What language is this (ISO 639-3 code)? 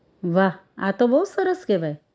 guj